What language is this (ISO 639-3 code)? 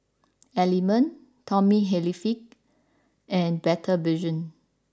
eng